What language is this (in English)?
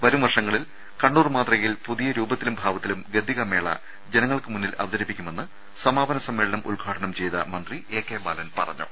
Malayalam